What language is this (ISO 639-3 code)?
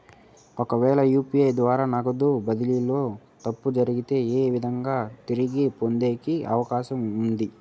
tel